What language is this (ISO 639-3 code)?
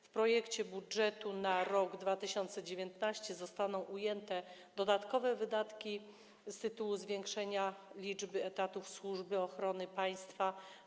pol